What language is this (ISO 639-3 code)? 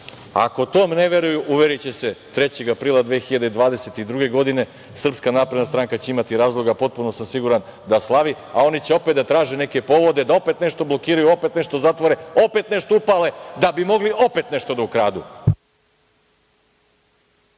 srp